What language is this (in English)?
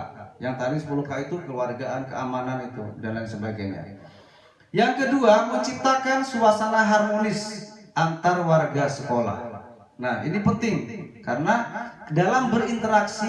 Indonesian